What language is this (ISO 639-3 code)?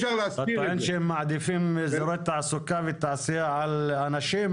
heb